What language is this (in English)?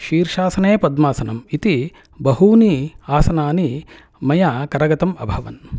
Sanskrit